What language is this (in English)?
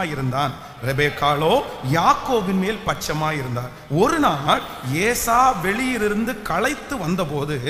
Indonesian